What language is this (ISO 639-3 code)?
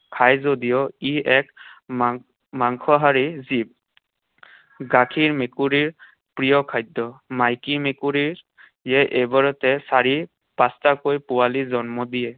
asm